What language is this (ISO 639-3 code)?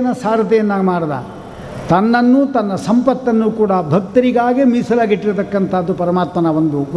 kan